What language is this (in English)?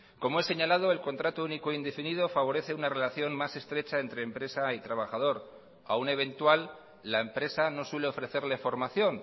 Spanish